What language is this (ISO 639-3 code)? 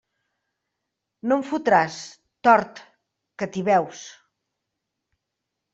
cat